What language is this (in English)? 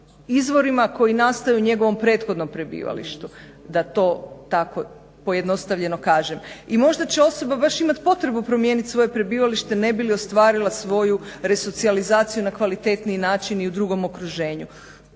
Croatian